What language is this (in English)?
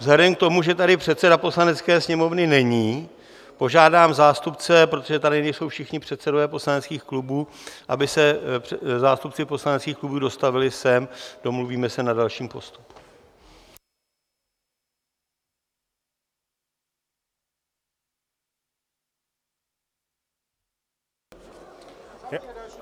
Czech